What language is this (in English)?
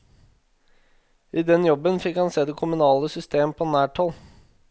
Norwegian